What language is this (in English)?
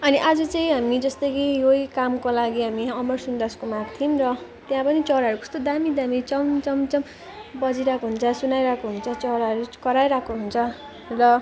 Nepali